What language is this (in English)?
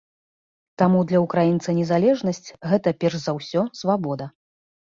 Belarusian